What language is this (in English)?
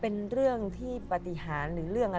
Thai